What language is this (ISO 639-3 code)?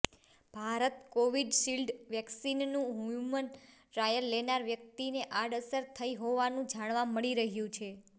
guj